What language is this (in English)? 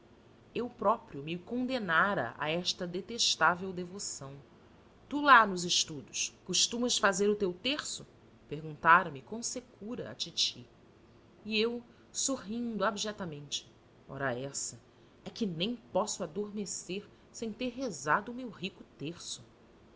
Portuguese